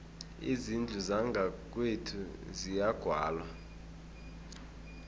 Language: South Ndebele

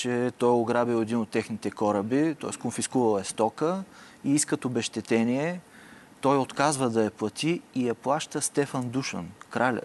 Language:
Bulgarian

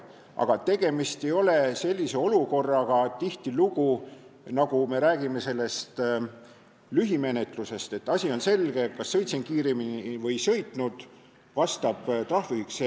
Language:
Estonian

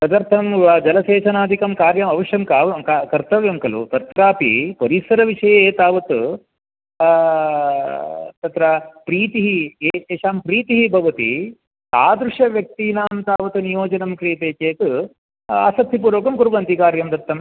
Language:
Sanskrit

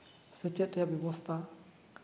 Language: Santali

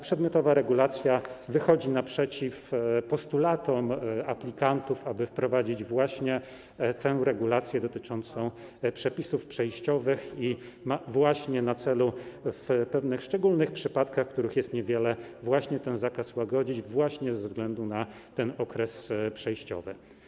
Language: Polish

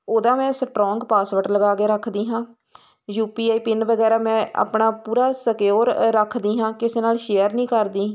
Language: Punjabi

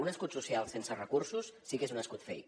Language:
Catalan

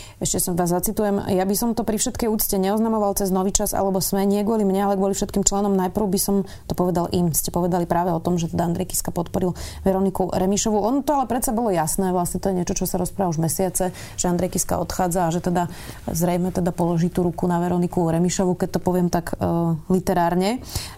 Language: Slovak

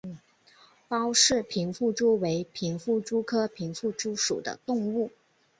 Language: Chinese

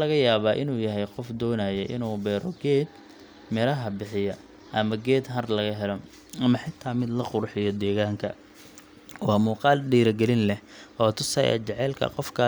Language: Somali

